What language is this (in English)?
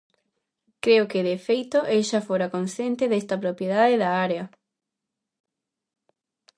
Galician